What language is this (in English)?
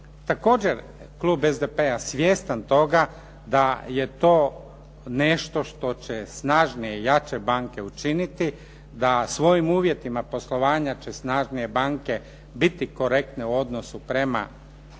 Croatian